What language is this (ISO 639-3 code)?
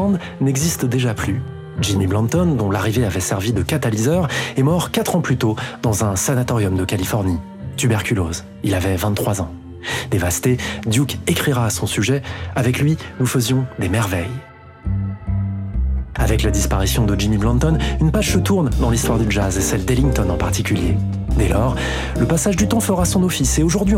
fra